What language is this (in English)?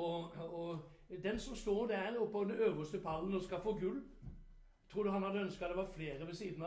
Norwegian